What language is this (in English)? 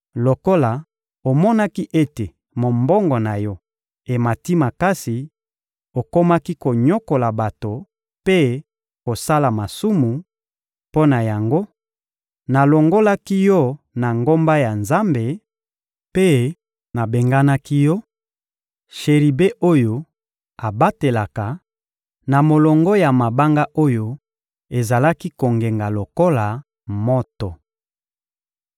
Lingala